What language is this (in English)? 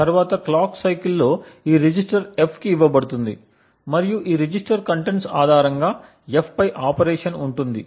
Telugu